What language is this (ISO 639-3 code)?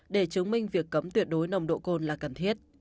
vie